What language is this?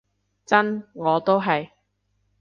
Cantonese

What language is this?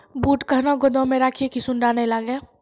Maithili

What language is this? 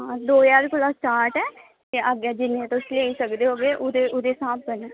Dogri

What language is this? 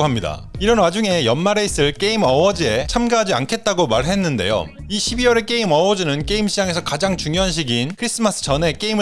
Korean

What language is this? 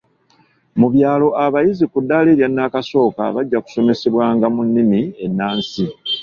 Ganda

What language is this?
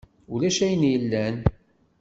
Kabyle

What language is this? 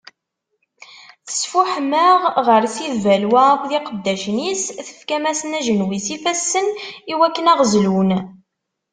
Kabyle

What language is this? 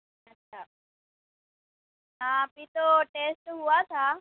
Urdu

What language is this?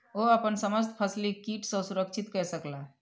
Maithili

